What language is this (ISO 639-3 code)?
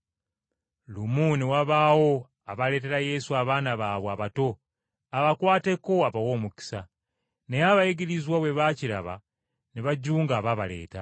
lug